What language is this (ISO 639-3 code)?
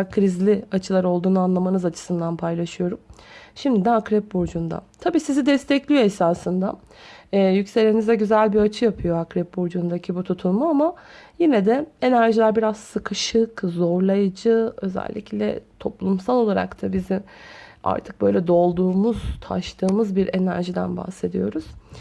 tur